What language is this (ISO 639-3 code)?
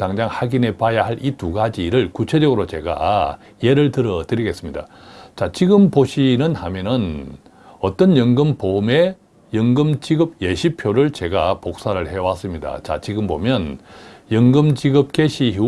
kor